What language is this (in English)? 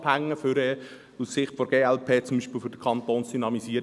Swiss German